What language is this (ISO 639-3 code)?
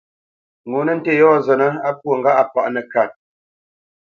bce